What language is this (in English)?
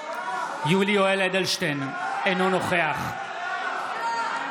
Hebrew